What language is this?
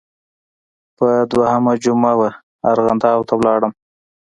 Pashto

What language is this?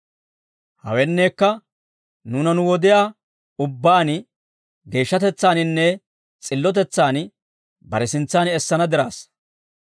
Dawro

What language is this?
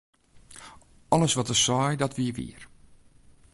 Western Frisian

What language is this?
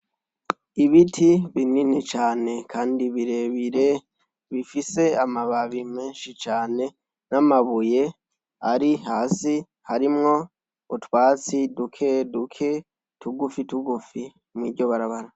Rundi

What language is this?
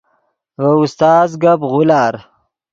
Yidgha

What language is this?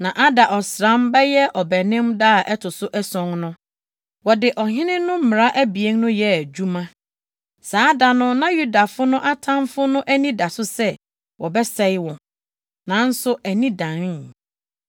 Akan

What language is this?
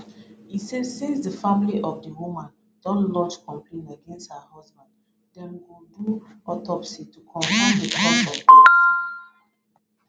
Nigerian Pidgin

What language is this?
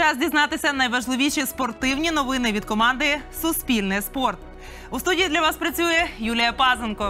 Ukrainian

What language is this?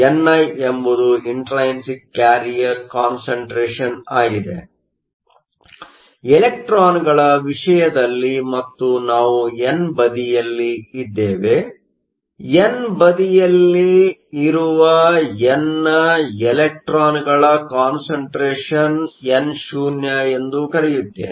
Kannada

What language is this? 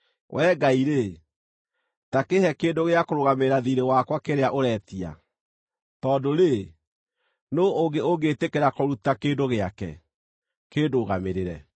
Kikuyu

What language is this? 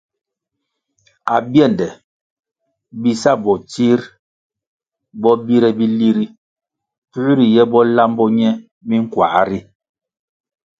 Kwasio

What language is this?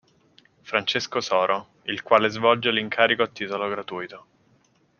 Italian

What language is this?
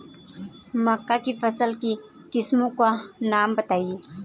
Hindi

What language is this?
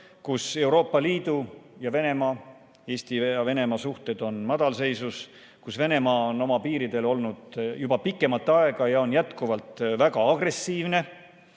Estonian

